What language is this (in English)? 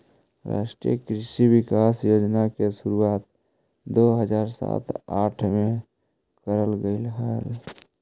Magahi